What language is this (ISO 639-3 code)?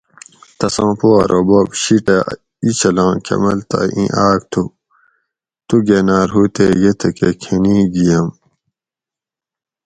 gwc